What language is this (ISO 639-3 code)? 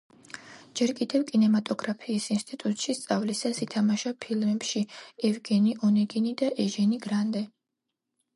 kat